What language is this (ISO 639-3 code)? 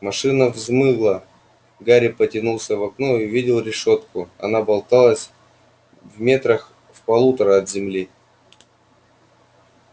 rus